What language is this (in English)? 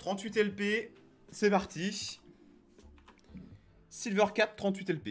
French